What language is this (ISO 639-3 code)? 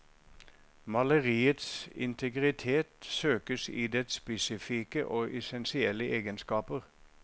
nor